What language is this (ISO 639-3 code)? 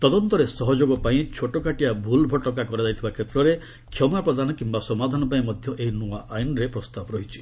ori